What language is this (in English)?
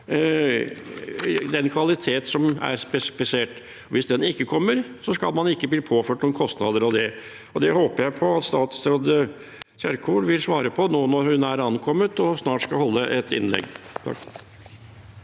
Norwegian